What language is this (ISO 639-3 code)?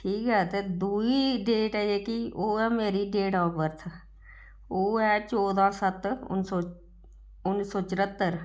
doi